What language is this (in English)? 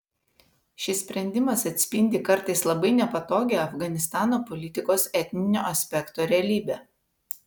Lithuanian